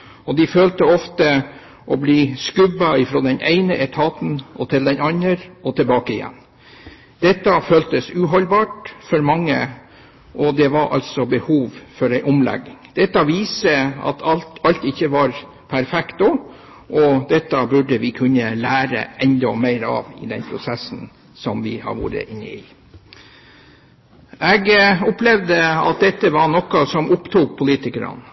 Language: Norwegian Bokmål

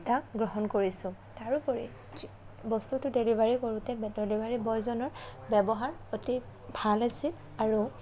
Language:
Assamese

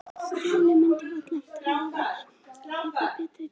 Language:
Icelandic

